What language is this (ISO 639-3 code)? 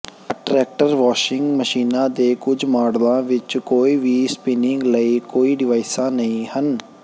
pan